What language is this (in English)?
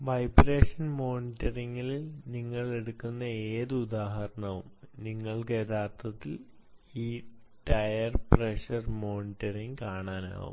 Malayalam